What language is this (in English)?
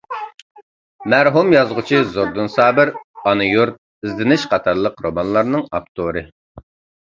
Uyghur